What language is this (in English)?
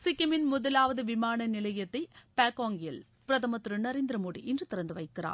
Tamil